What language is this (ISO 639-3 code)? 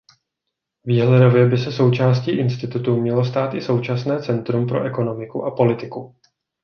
ces